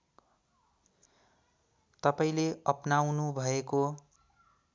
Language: Nepali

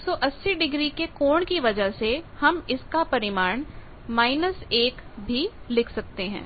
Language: Hindi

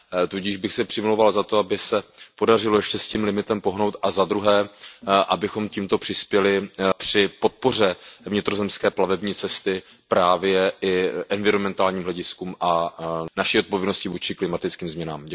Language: Czech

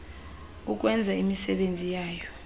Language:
Xhosa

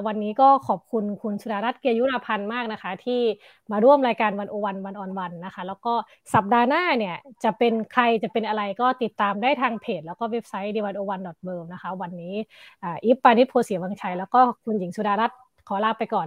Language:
Thai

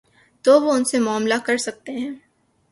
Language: Urdu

